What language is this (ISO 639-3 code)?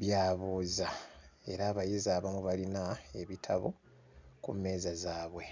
lug